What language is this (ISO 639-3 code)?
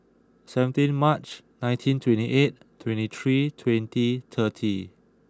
eng